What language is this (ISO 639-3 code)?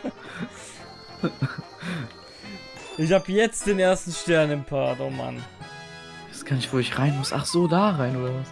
deu